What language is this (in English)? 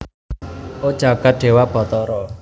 Javanese